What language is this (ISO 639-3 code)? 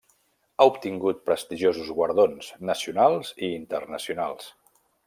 cat